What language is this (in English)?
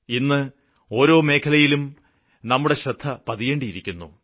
Malayalam